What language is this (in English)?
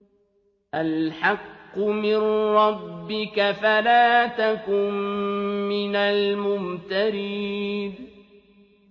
Arabic